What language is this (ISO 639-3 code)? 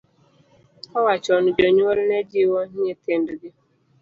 luo